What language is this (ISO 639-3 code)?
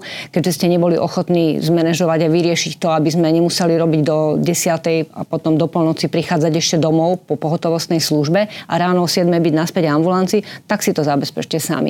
slk